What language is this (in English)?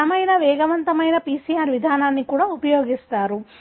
Telugu